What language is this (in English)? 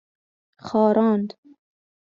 Persian